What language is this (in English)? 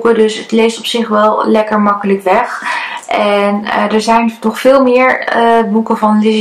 Dutch